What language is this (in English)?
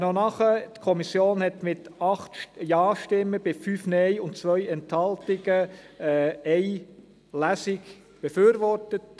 Swiss German